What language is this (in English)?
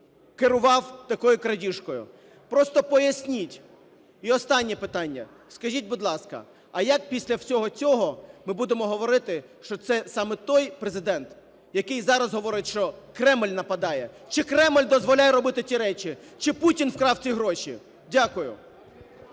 Ukrainian